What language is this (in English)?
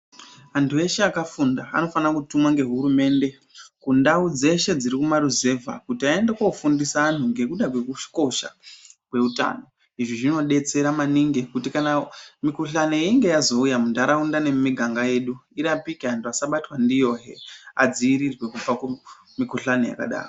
Ndau